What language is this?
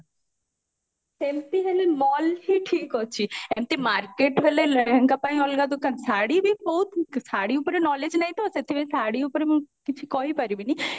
Odia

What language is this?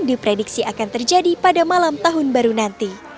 Indonesian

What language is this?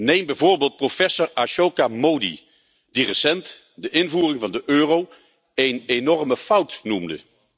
Dutch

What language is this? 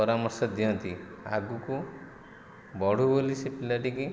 Odia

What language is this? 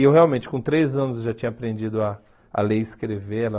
Portuguese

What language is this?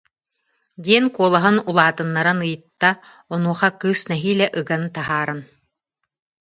Yakut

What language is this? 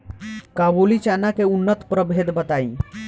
Bhojpuri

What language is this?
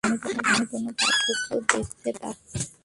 Bangla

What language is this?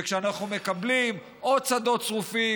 Hebrew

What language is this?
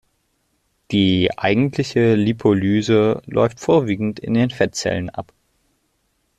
German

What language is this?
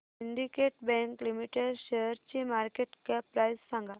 Marathi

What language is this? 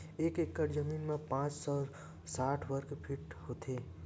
Chhattisgarhi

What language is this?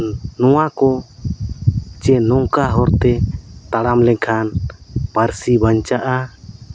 Santali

